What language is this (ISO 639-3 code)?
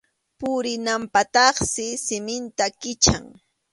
qxu